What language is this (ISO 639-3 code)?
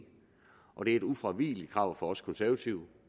dan